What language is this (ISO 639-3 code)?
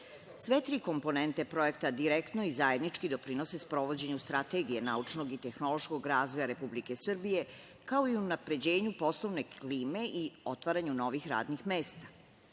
srp